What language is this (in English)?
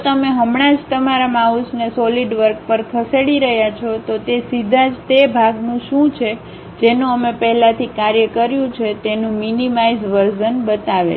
Gujarati